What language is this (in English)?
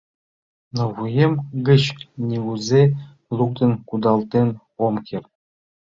Mari